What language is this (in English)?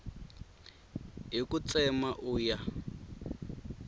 Tsonga